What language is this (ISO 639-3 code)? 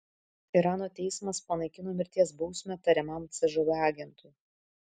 lit